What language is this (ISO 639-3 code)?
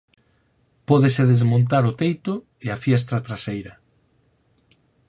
glg